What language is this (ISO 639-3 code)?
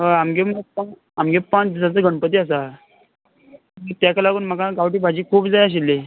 kok